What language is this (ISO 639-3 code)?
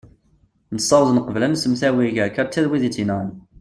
kab